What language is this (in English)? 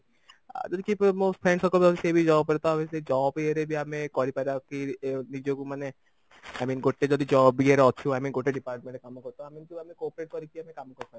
Odia